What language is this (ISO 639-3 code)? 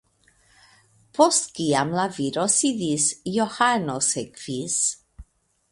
epo